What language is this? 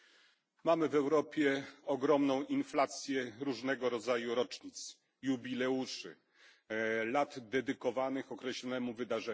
Polish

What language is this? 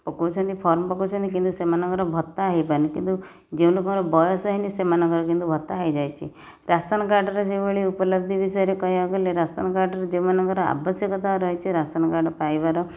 Odia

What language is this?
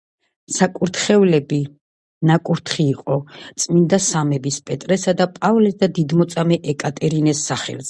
Georgian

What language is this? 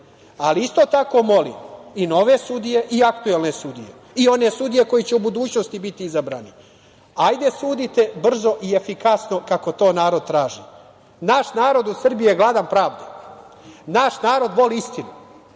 Serbian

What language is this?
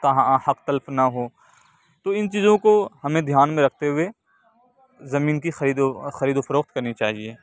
Urdu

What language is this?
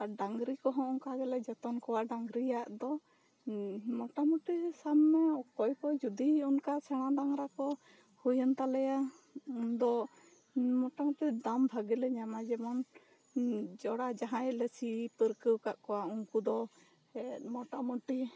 Santali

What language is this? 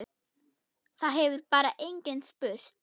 Icelandic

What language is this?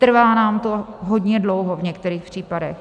Czech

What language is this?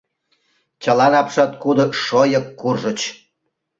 Mari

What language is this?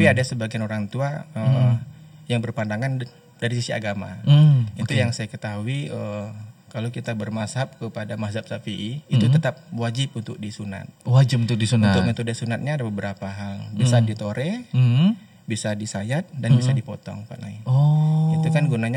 Indonesian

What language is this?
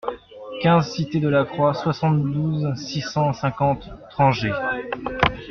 French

